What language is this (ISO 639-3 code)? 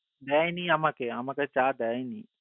ben